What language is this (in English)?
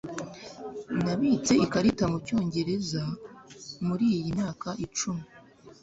Kinyarwanda